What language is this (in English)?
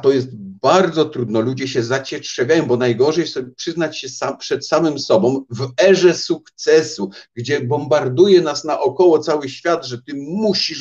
Polish